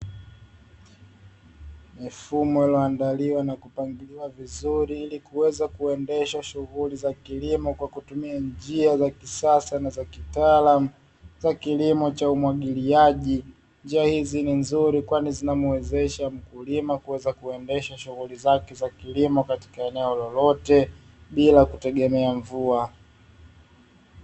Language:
Swahili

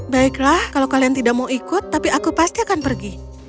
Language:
Indonesian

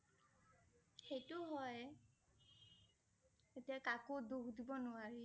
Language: Assamese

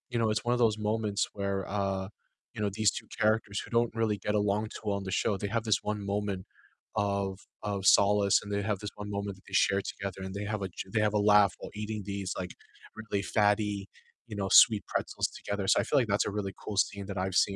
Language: English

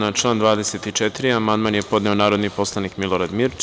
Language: Serbian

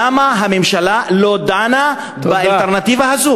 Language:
Hebrew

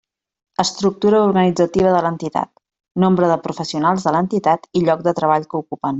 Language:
Catalan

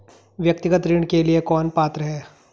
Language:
Hindi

